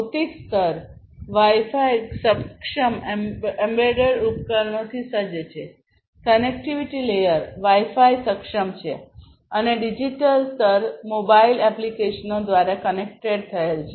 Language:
Gujarati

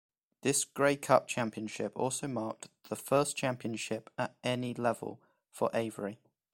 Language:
English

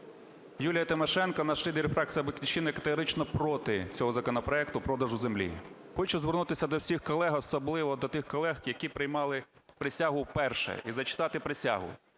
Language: Ukrainian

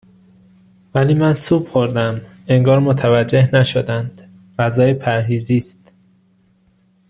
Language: Persian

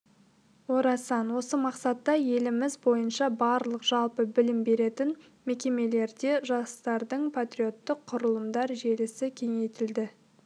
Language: Kazakh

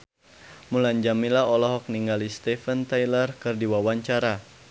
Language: Sundanese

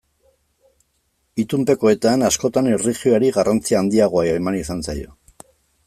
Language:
Basque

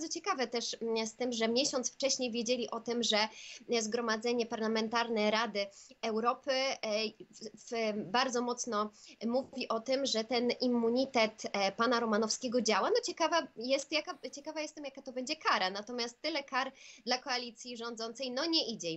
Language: Polish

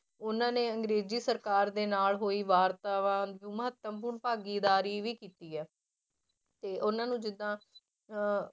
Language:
Punjabi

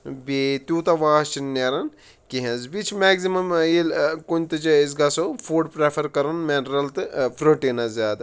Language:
Kashmiri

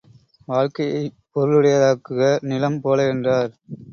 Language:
Tamil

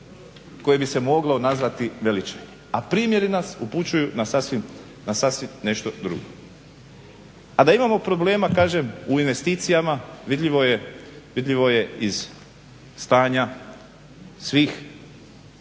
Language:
Croatian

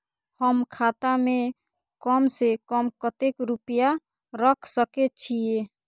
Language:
Maithili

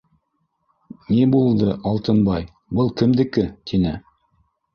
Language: Bashkir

